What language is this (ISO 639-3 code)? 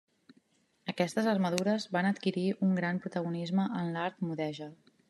cat